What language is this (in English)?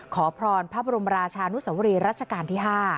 Thai